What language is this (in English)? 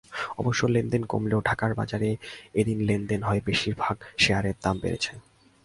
Bangla